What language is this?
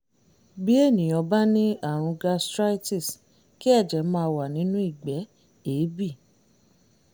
Yoruba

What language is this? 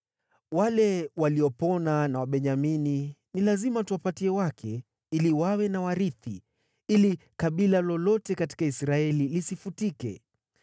Swahili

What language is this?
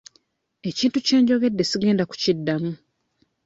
Ganda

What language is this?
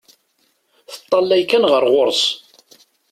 Kabyle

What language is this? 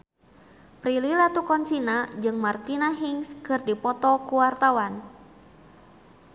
Sundanese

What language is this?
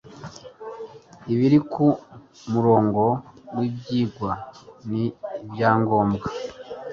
Kinyarwanda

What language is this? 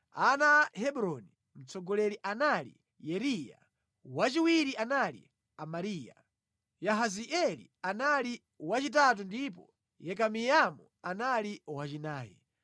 Nyanja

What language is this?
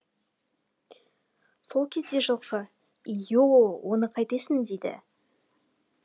Kazakh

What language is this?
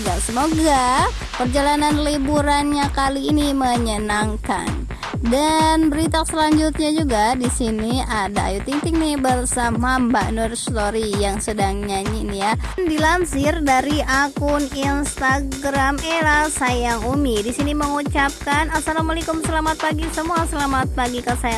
Indonesian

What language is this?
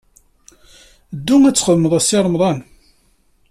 Kabyle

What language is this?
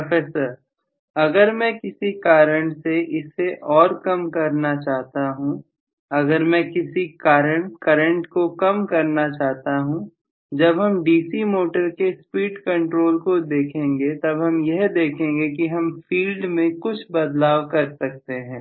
Hindi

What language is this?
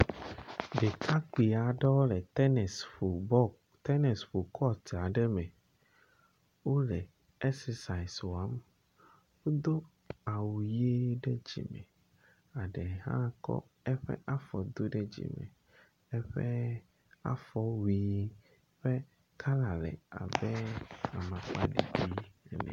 Ewe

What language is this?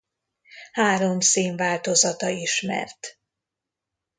Hungarian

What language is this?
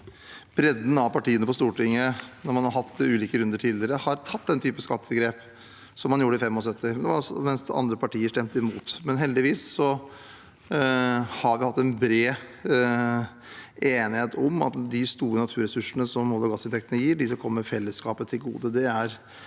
Norwegian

